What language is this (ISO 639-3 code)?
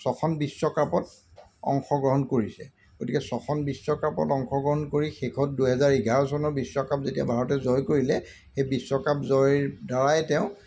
asm